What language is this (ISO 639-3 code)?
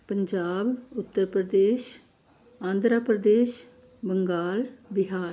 pan